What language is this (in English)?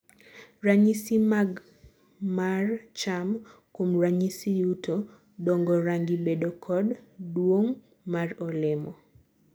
Luo (Kenya and Tanzania)